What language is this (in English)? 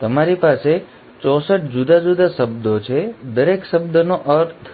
Gujarati